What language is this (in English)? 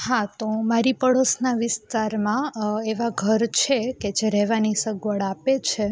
Gujarati